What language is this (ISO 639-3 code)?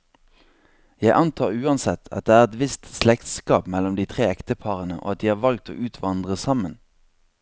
nor